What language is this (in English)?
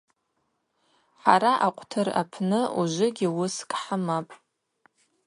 Abaza